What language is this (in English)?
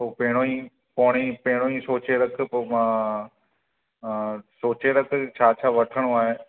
Sindhi